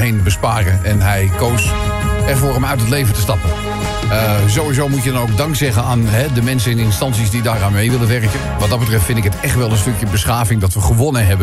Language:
Dutch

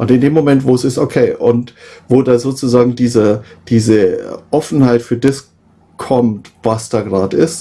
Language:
German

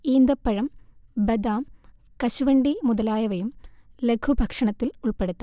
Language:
Malayalam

